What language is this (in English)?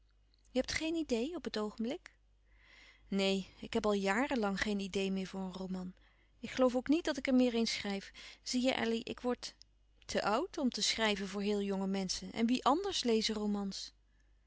Dutch